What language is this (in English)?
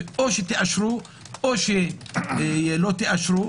Hebrew